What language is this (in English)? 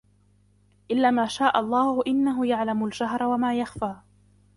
Arabic